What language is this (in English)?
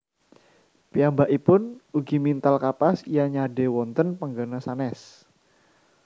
Javanese